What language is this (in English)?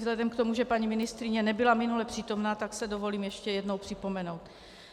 Czech